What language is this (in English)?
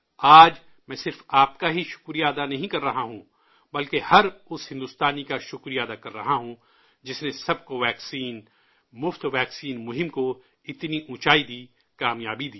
Urdu